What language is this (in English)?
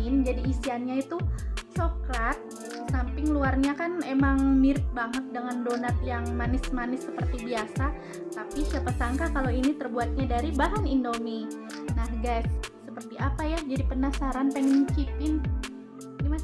Indonesian